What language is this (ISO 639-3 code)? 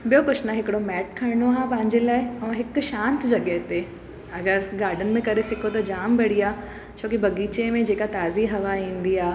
snd